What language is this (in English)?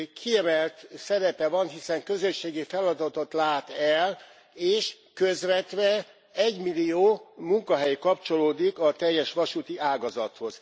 Hungarian